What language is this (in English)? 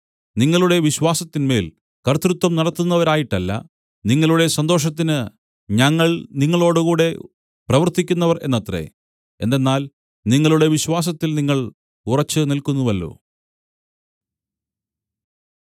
Malayalam